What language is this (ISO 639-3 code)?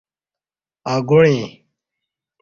bsh